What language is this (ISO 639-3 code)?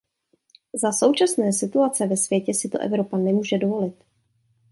ces